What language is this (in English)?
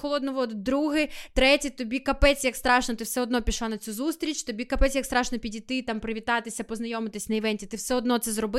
Ukrainian